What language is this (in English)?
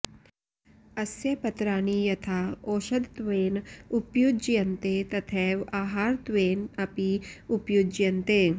Sanskrit